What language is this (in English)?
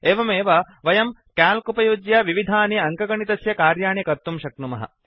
Sanskrit